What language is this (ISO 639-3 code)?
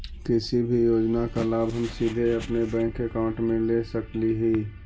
mag